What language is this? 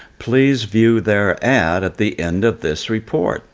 English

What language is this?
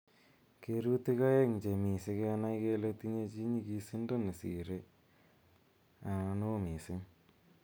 Kalenjin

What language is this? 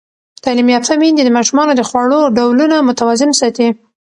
Pashto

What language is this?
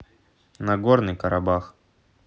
Russian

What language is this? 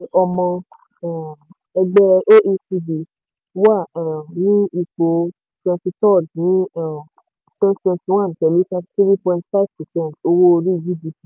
Yoruba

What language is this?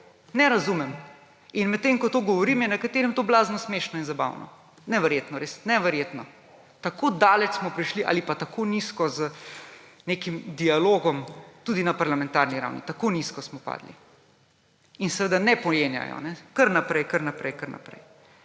Slovenian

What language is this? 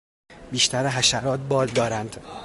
Persian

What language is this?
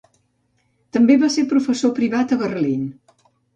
Catalan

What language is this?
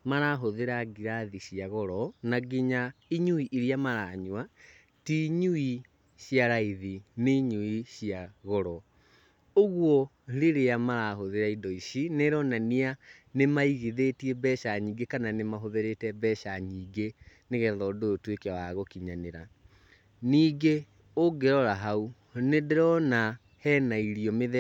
Kikuyu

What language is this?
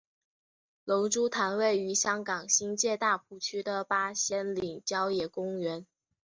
Chinese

